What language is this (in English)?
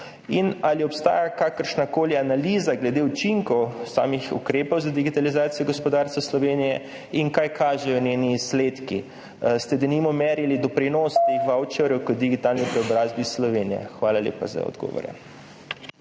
Slovenian